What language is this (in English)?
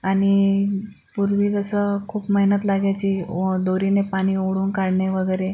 Marathi